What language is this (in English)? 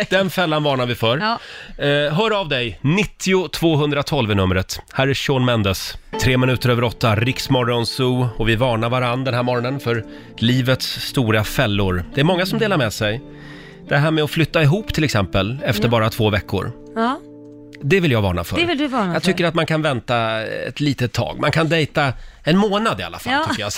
Swedish